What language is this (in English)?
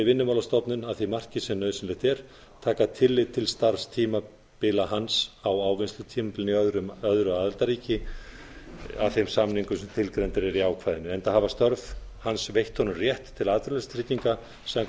Icelandic